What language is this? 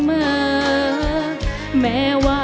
Thai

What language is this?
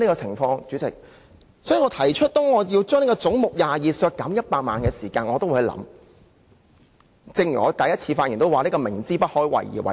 Cantonese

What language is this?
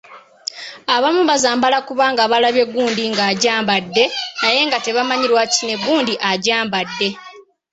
Ganda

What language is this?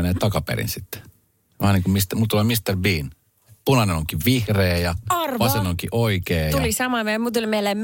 Finnish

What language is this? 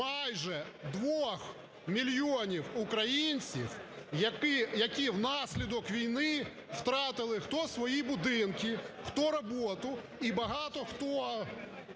Ukrainian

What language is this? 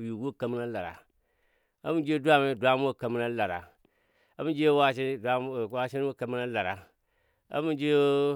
Dadiya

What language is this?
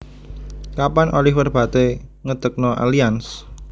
Javanese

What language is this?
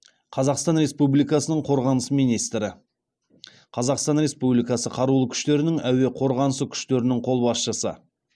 Kazakh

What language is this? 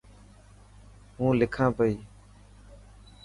Dhatki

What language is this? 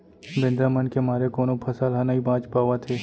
Chhattisgarhi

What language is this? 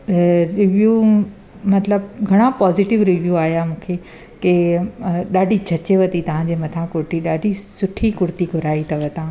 Sindhi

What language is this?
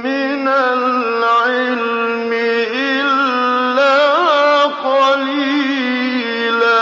Arabic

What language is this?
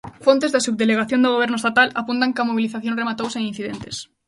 Galician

